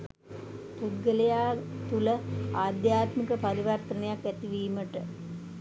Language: Sinhala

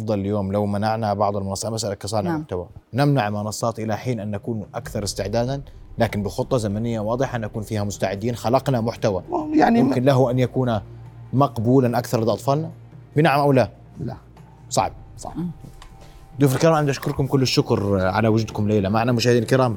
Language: Arabic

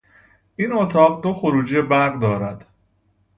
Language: Persian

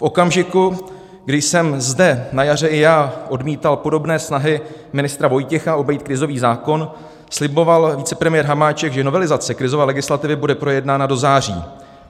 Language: Czech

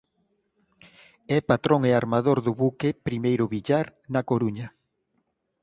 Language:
Galician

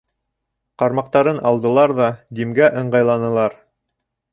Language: Bashkir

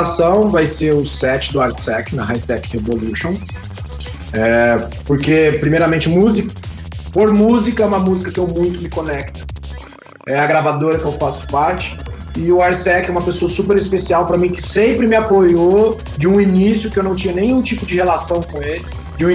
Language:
Portuguese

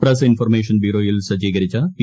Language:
Malayalam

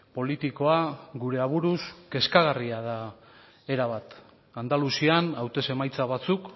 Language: Basque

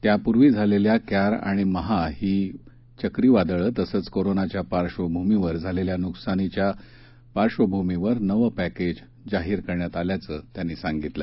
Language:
Marathi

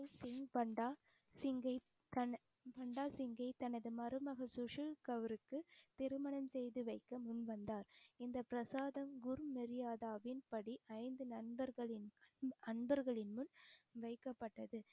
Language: Tamil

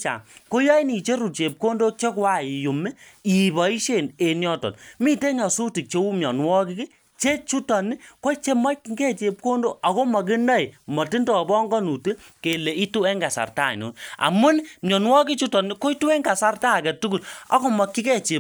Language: Kalenjin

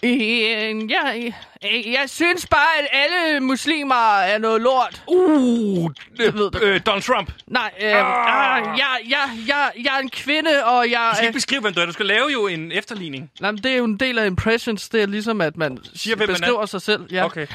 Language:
Danish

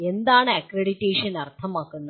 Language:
Malayalam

